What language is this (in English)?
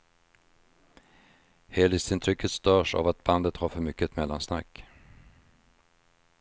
Swedish